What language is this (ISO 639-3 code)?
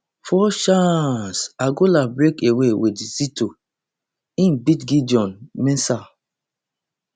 pcm